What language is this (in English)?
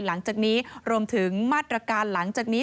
Thai